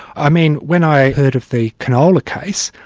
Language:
English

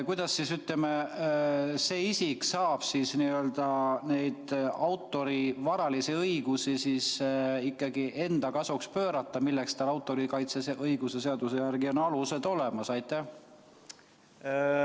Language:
Estonian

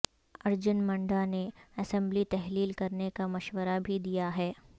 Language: Urdu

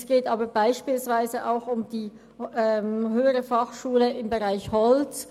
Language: Swiss German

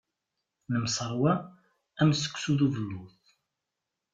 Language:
Kabyle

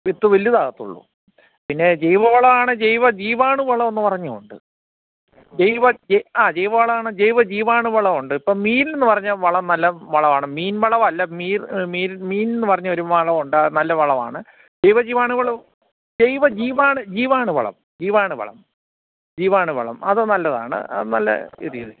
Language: Malayalam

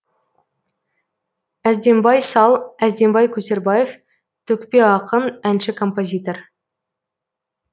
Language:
Kazakh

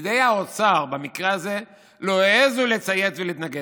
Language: Hebrew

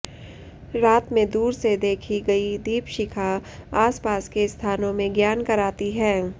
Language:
Sanskrit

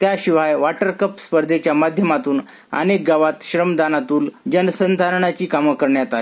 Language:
Marathi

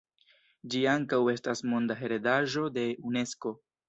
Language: Esperanto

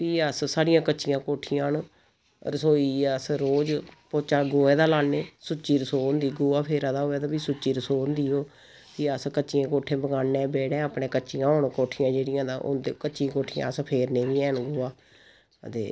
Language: Dogri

